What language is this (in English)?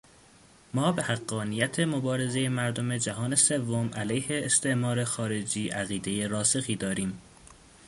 Persian